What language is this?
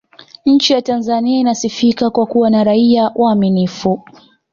Swahili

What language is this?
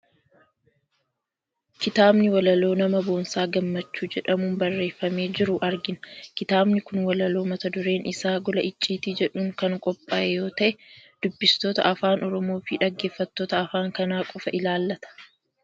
Oromo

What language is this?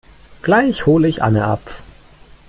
German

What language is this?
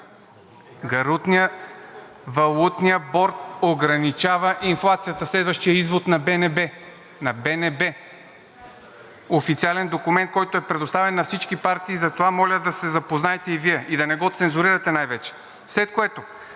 Bulgarian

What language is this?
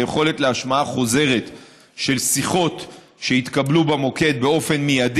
Hebrew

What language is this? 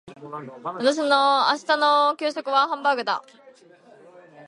Japanese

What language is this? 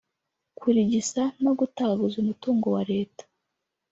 Kinyarwanda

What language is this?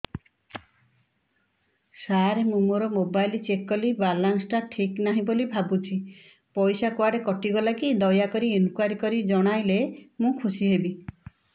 Odia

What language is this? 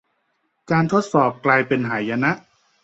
Thai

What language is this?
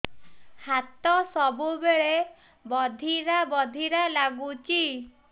Odia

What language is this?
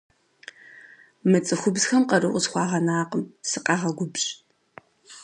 Kabardian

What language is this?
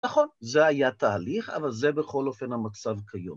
Hebrew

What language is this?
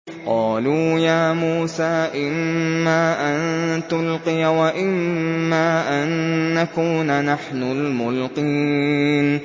Arabic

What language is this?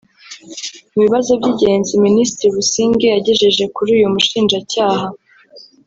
Kinyarwanda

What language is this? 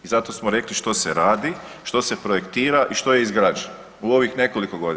Croatian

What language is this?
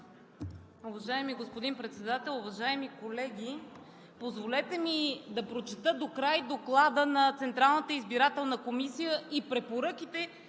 Bulgarian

